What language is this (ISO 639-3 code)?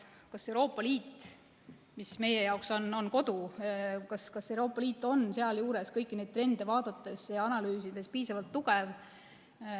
est